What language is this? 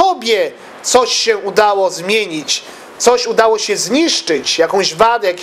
Polish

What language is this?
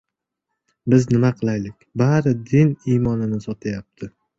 Uzbek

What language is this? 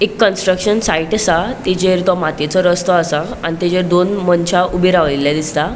Konkani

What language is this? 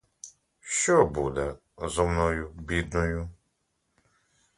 Ukrainian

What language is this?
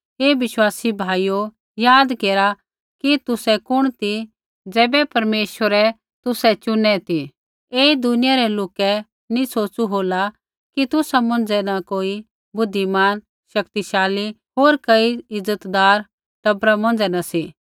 Kullu Pahari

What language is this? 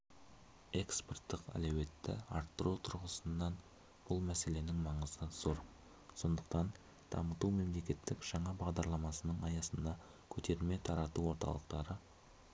Kazakh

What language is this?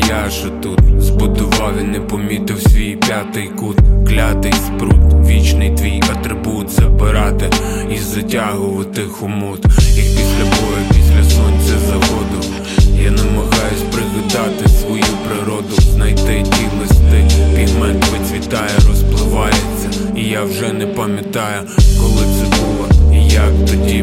Ukrainian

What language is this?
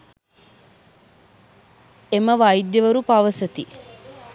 Sinhala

